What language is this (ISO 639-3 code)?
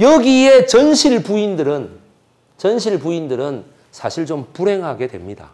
kor